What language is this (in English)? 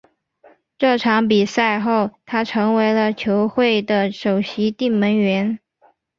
Chinese